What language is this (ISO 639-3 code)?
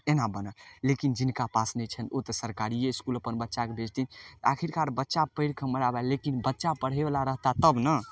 mai